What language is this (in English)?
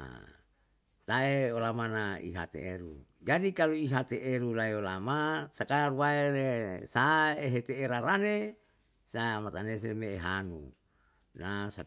Yalahatan